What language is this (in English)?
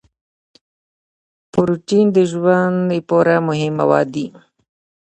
Pashto